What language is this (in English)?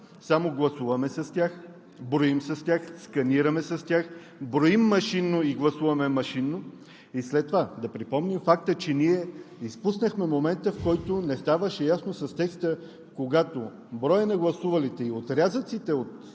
Bulgarian